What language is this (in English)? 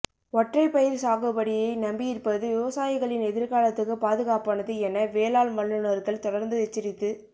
Tamil